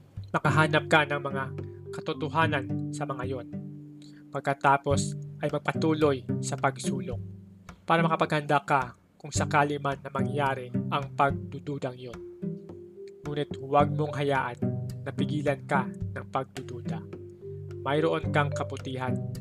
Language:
Filipino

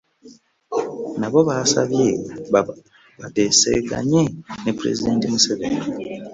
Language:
Ganda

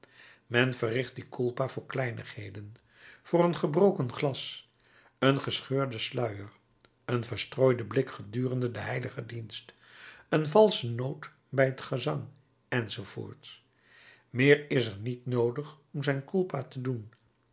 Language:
Dutch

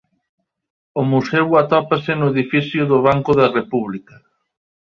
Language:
Galician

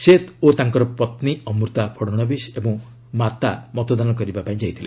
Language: Odia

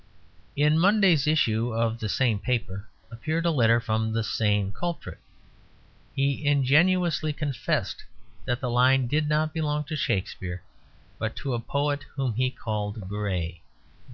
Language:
English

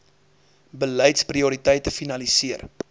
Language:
Afrikaans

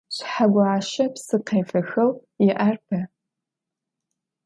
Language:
Adyghe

